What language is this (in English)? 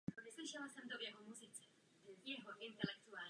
Czech